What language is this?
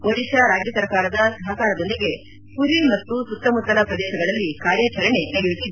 Kannada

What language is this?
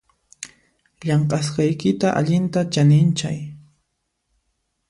Puno Quechua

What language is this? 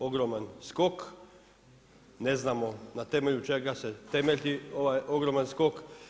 Croatian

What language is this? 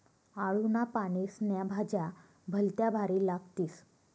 Marathi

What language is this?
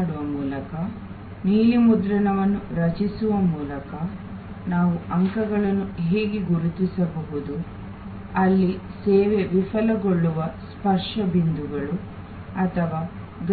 Kannada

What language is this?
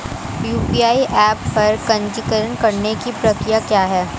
Hindi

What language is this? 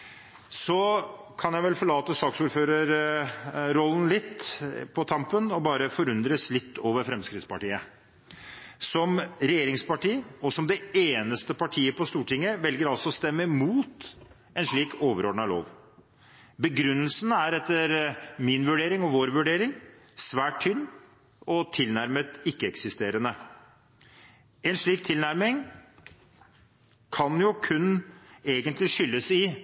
Norwegian Bokmål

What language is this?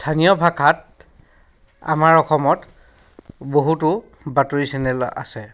Assamese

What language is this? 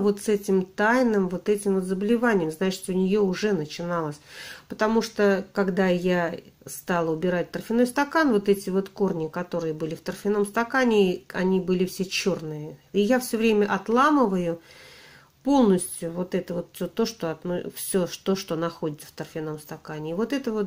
Russian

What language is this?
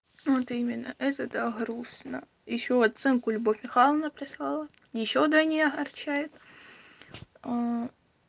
Russian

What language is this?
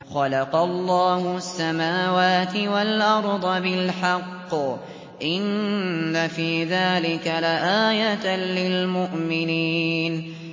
Arabic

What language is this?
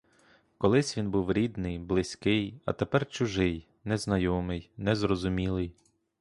Ukrainian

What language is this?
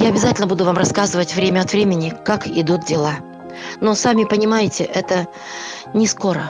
Russian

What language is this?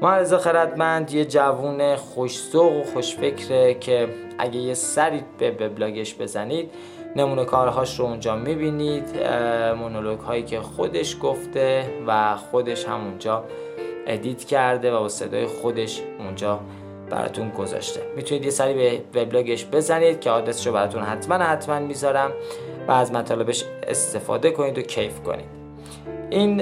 Persian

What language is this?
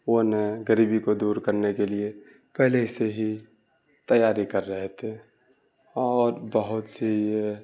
Urdu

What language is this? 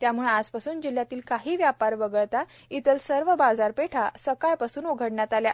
Marathi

